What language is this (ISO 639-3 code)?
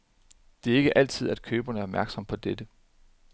dan